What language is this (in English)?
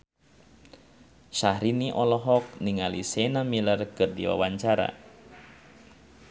Sundanese